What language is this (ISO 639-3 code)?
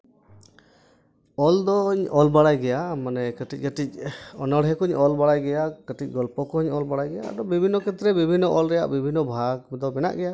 sat